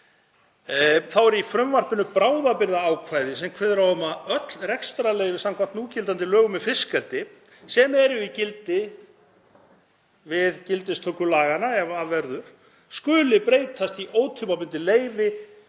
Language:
Icelandic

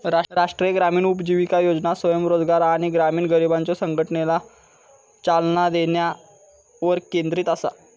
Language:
Marathi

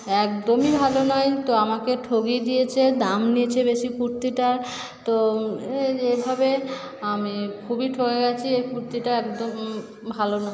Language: Bangla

